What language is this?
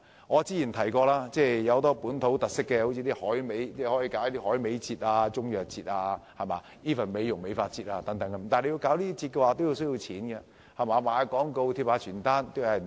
Cantonese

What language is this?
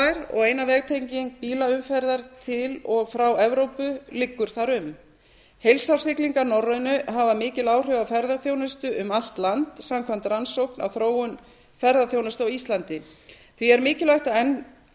Icelandic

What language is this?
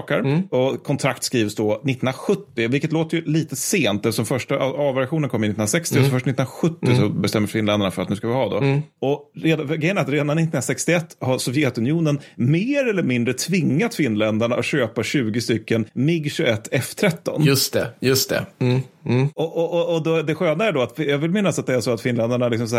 Swedish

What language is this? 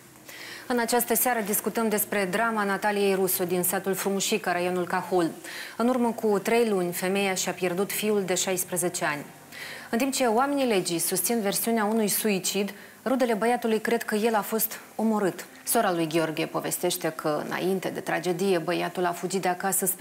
Romanian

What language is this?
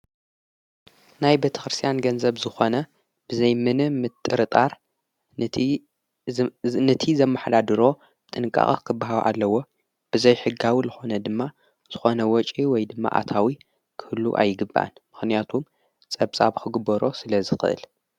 Tigrinya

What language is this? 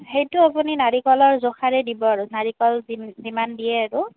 Assamese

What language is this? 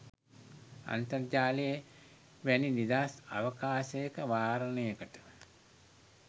Sinhala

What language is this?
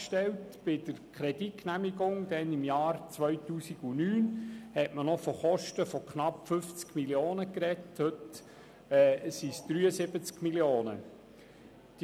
Swiss German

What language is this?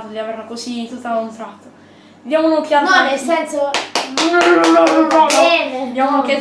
Italian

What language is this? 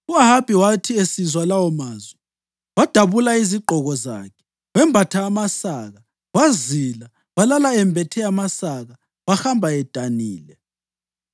North Ndebele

